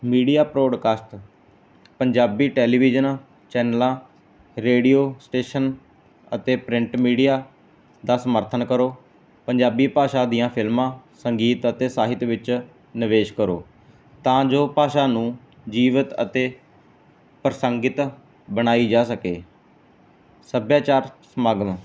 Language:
Punjabi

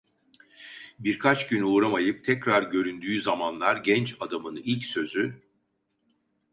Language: Turkish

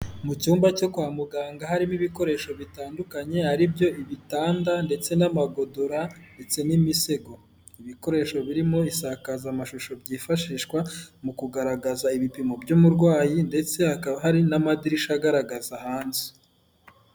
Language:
Kinyarwanda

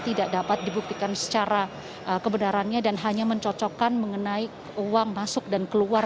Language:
Indonesian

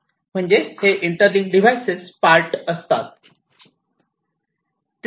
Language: Marathi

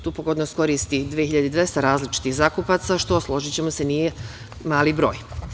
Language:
Serbian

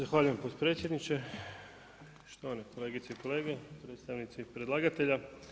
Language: Croatian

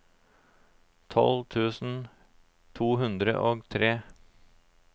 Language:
Norwegian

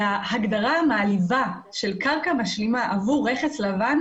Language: Hebrew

